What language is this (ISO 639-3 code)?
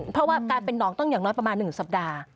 tha